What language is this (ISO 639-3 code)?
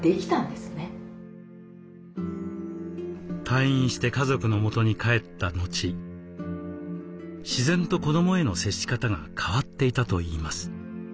jpn